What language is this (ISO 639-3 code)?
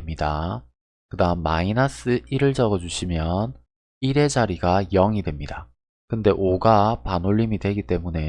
kor